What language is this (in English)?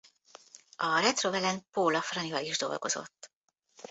Hungarian